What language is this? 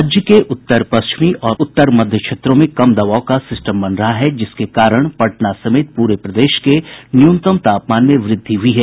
Hindi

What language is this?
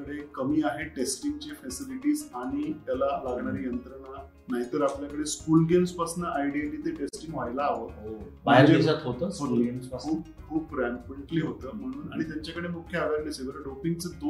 Marathi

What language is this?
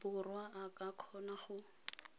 Tswana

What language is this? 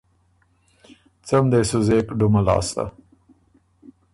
Ormuri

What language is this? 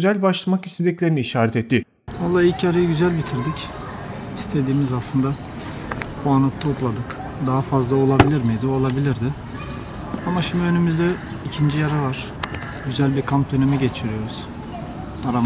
Turkish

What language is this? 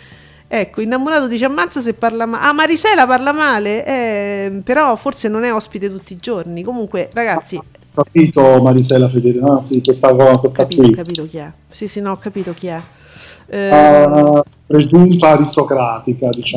Italian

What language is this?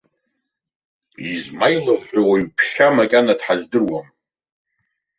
Abkhazian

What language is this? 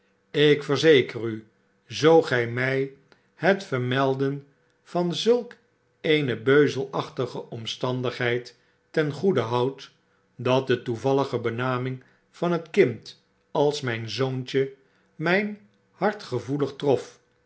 Dutch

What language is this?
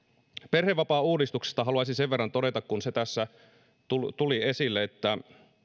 Finnish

